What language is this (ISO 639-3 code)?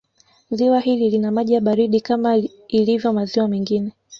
swa